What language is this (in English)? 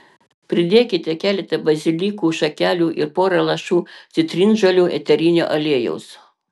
Lithuanian